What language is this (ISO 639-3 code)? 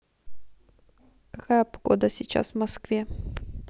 rus